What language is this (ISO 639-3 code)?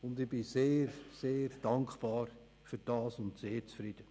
gsw